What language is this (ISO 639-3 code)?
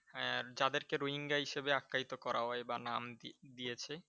ben